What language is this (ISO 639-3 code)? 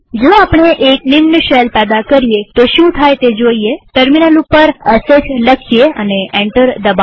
guj